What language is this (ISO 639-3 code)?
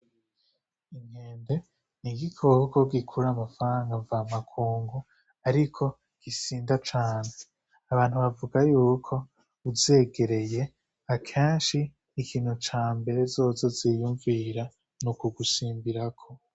run